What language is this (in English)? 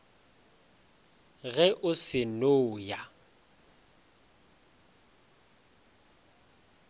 Northern Sotho